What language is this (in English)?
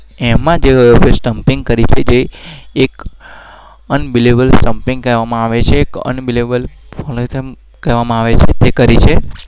Gujarati